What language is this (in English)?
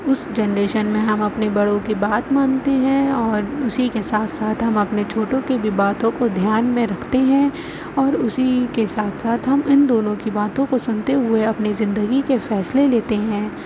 Urdu